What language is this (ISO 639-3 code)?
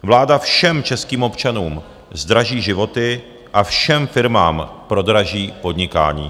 ces